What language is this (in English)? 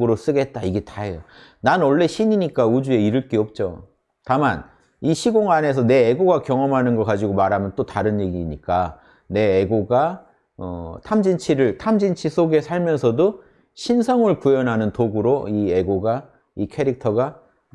Korean